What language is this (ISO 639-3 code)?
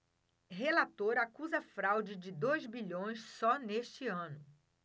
por